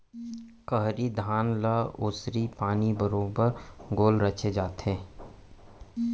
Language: Chhattisgarhi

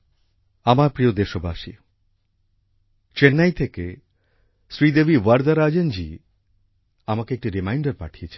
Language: Bangla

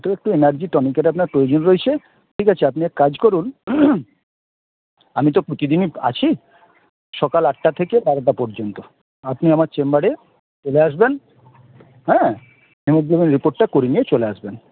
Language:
Bangla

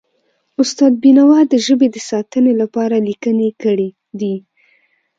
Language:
Pashto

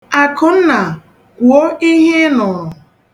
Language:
Igbo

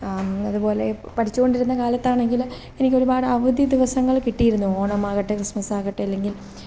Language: Malayalam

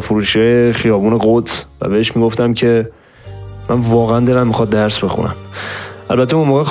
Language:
Persian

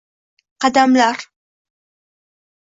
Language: Uzbek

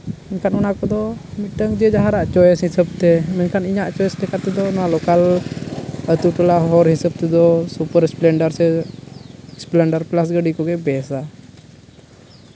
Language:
Santali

